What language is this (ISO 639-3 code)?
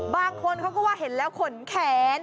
tha